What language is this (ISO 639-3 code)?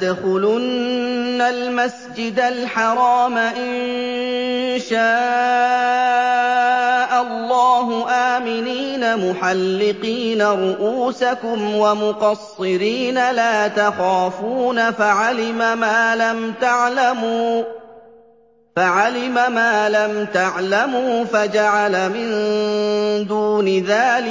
ara